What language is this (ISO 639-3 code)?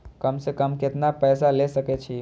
mai